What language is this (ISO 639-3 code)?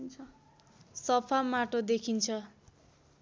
nep